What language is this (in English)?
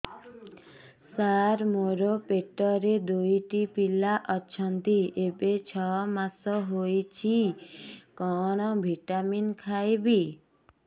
Odia